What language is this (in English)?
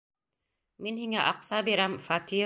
Bashkir